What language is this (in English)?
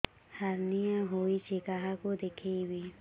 Odia